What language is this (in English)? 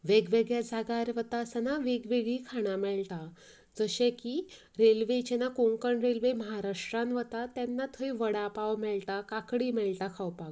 Konkani